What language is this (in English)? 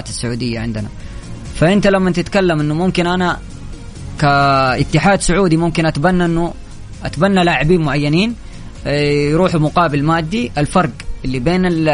Arabic